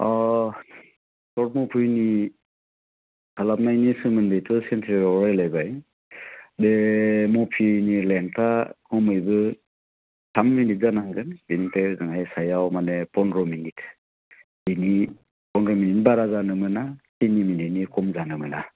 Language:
Bodo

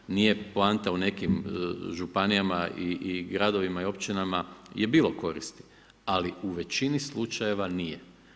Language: Croatian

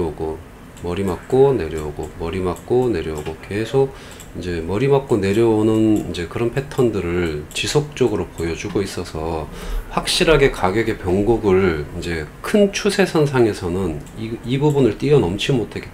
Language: Korean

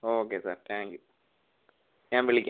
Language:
Malayalam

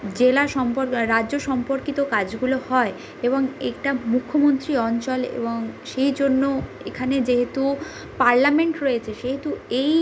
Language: Bangla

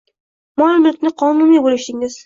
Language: Uzbek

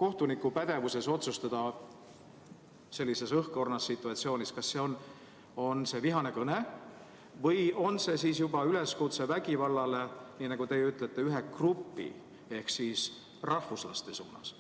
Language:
Estonian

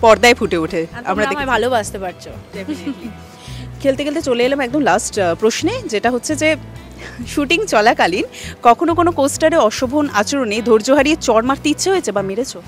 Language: Bangla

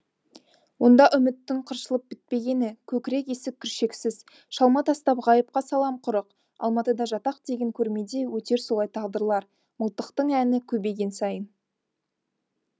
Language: Kazakh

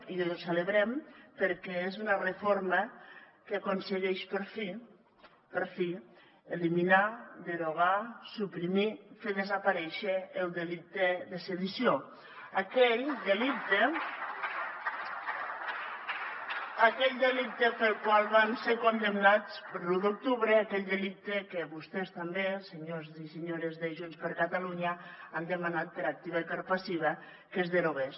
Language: Catalan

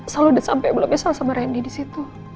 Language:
Indonesian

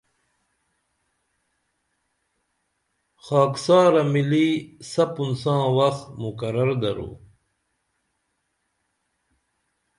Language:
Dameli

